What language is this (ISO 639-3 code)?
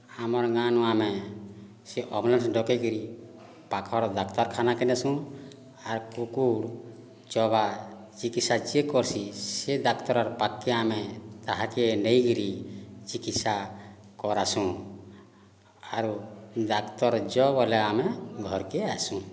ori